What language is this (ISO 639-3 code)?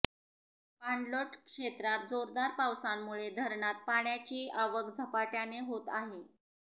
mar